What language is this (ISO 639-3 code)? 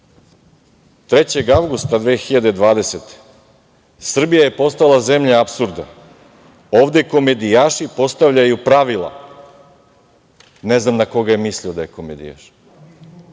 srp